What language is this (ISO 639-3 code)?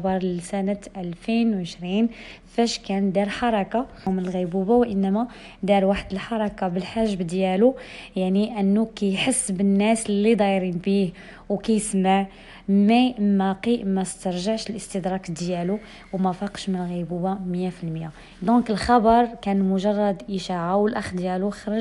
ara